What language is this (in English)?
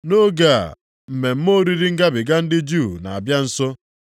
Igbo